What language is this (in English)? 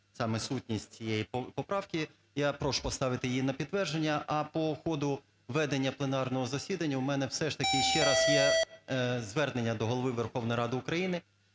Ukrainian